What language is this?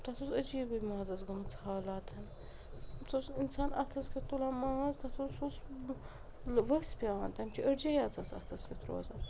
Kashmiri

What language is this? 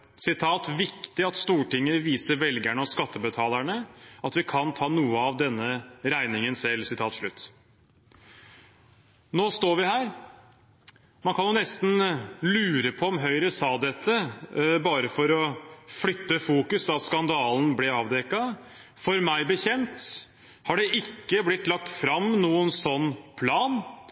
Norwegian Bokmål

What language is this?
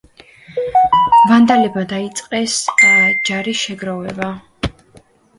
Georgian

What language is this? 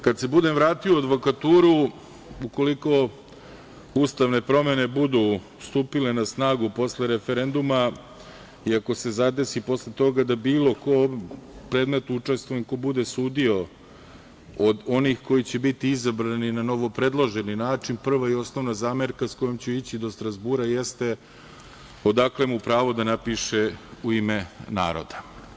Serbian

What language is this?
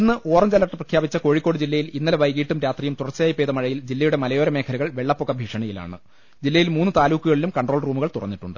Malayalam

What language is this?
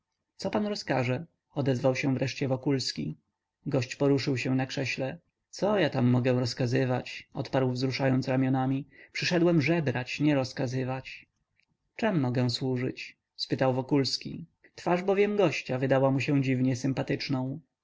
Polish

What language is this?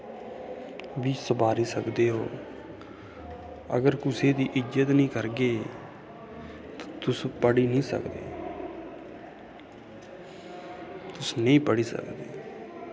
Dogri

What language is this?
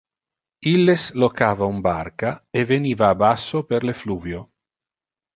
Interlingua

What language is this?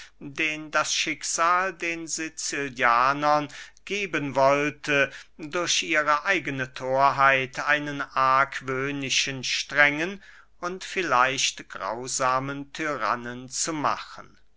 German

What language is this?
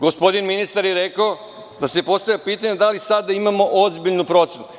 Serbian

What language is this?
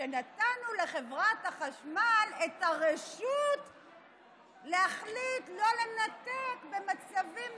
Hebrew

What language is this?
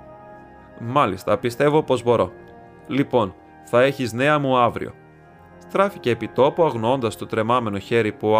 Greek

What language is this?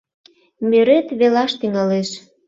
Mari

